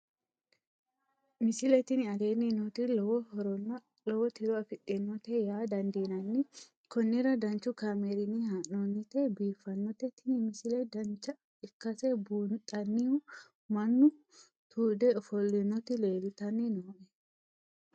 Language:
Sidamo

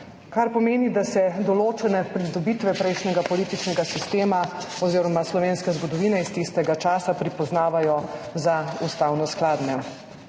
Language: Slovenian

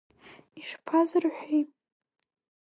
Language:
Abkhazian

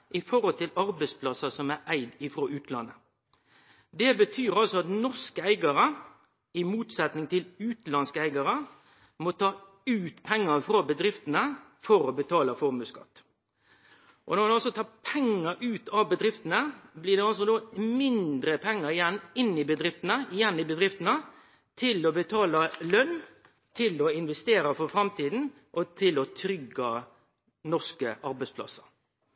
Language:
Norwegian Nynorsk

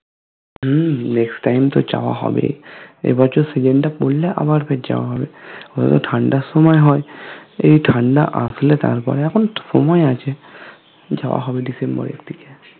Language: Bangla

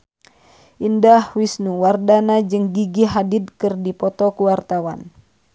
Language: Sundanese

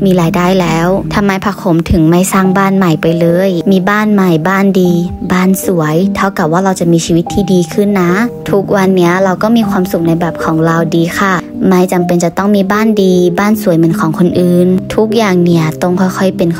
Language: Thai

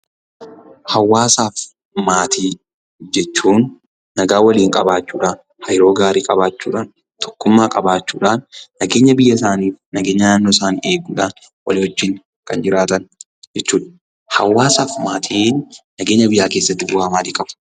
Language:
Oromo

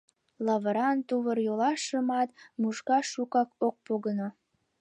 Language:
Mari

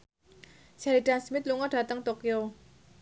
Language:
Javanese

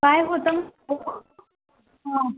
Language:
Marathi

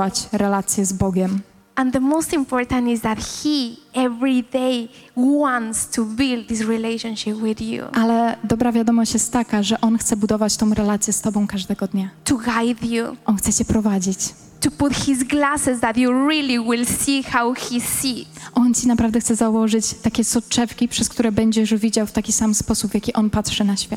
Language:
Polish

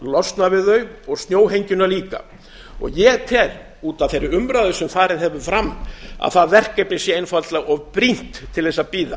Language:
Icelandic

